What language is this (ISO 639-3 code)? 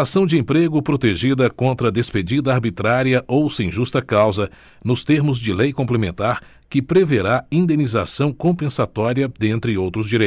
por